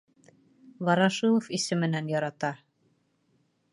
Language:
Bashkir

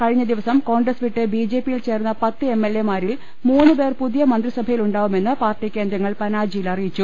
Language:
Malayalam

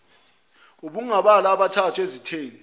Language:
Zulu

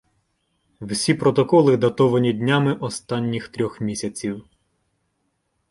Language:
Ukrainian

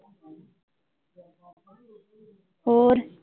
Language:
Punjabi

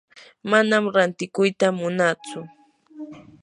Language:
Yanahuanca Pasco Quechua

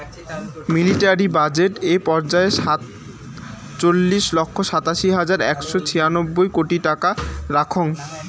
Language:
Bangla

